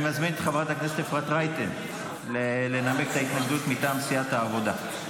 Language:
Hebrew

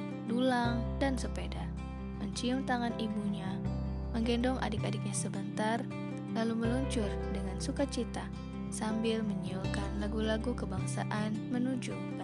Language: Indonesian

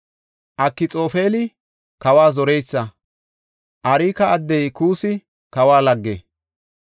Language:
Gofa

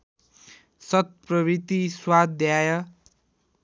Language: Nepali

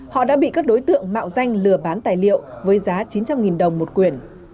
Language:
Vietnamese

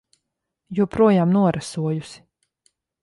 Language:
Latvian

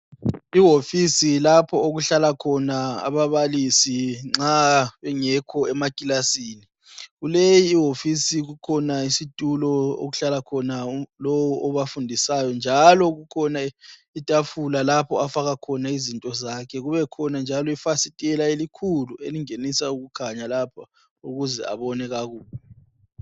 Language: North Ndebele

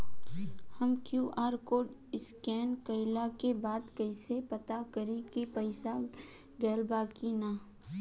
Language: Bhojpuri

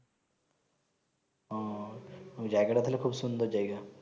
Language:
Bangla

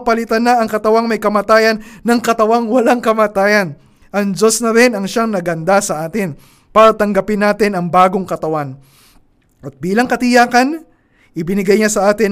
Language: Filipino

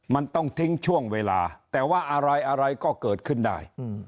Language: Thai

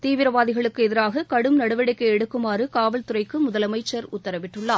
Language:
Tamil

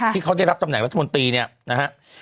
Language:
Thai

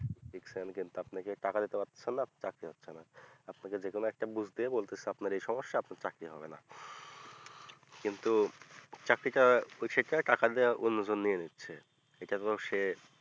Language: Bangla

